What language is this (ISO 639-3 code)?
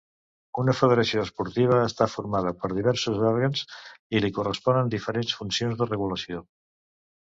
cat